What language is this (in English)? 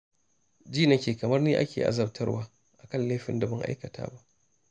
Hausa